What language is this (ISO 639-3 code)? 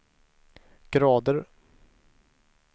swe